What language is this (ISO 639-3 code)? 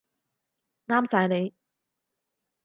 yue